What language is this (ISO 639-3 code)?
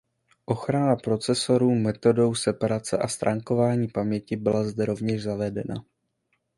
ces